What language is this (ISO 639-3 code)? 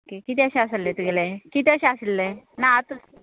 kok